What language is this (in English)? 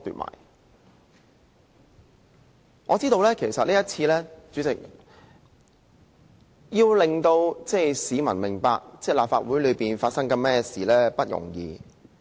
Cantonese